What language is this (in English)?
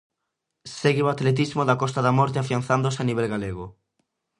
Galician